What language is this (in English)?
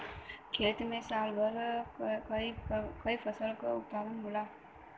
Bhojpuri